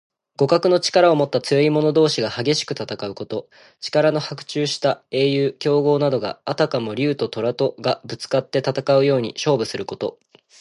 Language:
Japanese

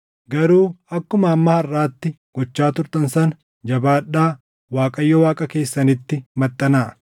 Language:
Oromo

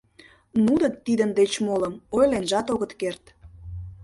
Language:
Mari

